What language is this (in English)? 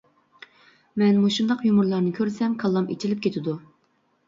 Uyghur